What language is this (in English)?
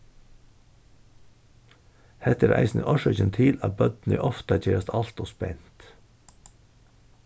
Faroese